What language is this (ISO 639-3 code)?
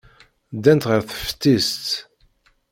kab